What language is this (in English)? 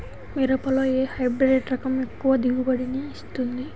Telugu